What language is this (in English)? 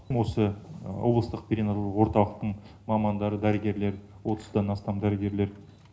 Kazakh